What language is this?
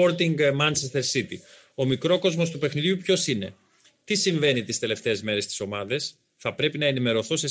Greek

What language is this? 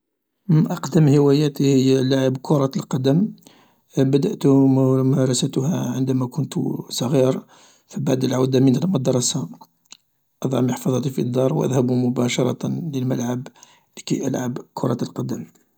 Algerian Arabic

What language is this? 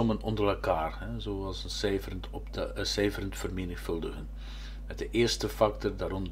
Dutch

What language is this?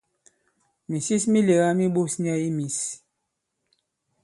Bankon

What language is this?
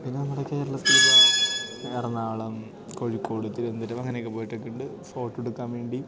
Malayalam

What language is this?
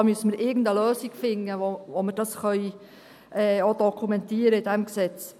Swiss German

